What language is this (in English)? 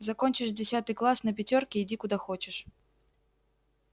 Russian